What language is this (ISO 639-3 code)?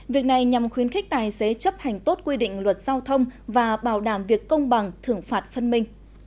vie